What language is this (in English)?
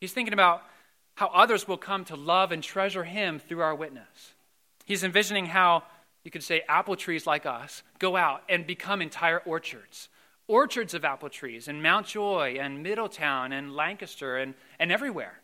English